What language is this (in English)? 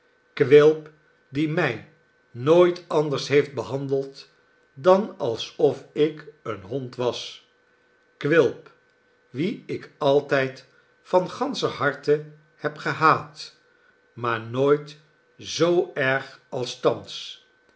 Dutch